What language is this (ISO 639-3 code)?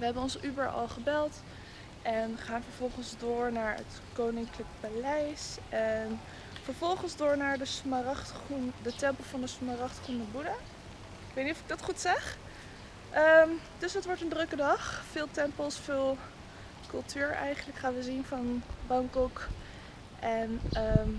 nld